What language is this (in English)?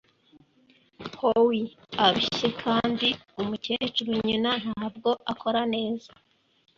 Kinyarwanda